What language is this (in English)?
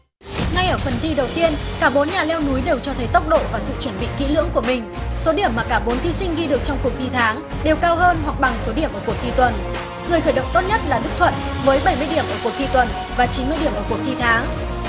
Vietnamese